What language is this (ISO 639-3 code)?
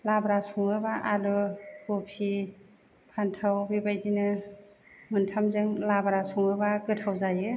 brx